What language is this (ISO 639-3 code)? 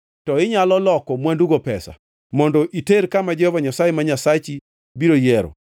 luo